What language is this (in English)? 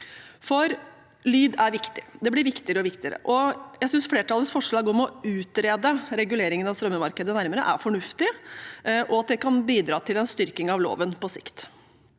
Norwegian